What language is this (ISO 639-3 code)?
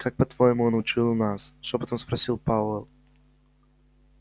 rus